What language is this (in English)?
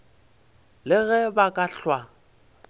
Northern Sotho